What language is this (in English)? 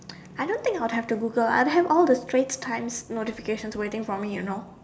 English